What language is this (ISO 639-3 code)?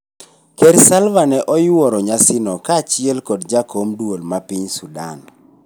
luo